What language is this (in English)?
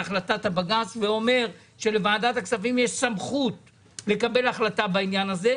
Hebrew